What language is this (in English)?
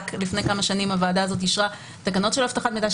Hebrew